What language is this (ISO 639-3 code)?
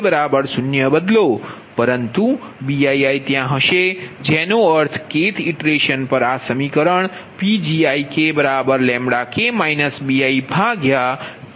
guj